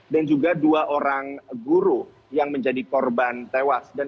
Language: Indonesian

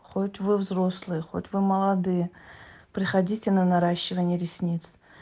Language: Russian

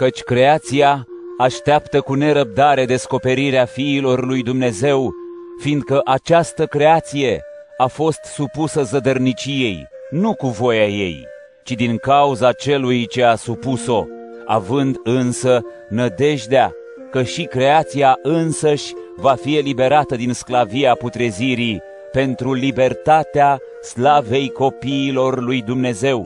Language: Romanian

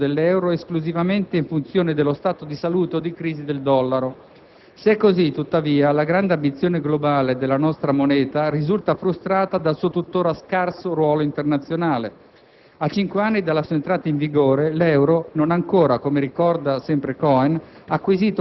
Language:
Italian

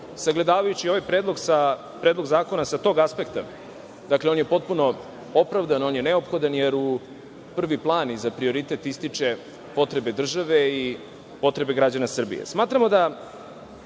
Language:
Serbian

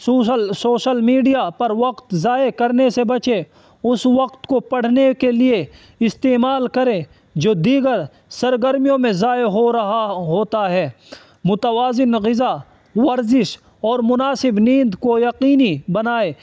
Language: Urdu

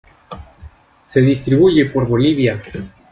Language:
Spanish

